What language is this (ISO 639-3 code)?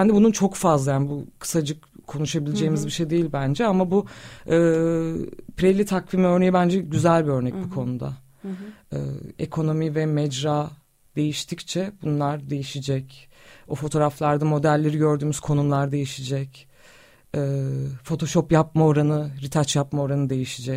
tur